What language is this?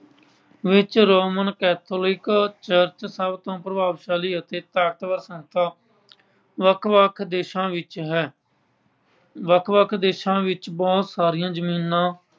Punjabi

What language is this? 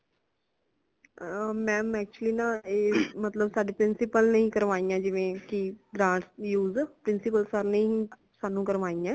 Punjabi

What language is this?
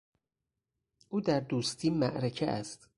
Persian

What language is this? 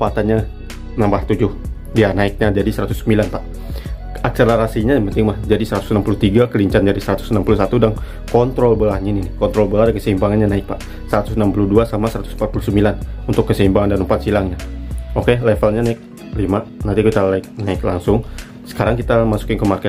Indonesian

